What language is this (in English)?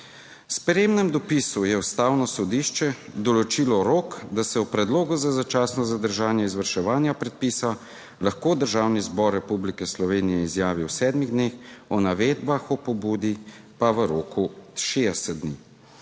Slovenian